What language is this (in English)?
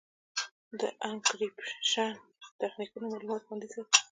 Pashto